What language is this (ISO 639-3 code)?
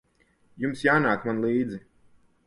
lav